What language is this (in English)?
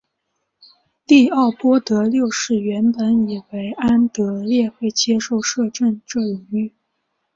Chinese